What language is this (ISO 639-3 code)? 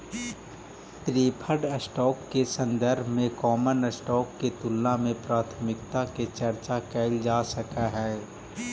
mag